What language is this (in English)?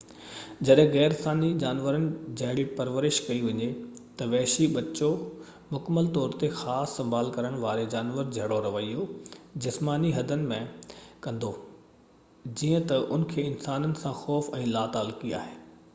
Sindhi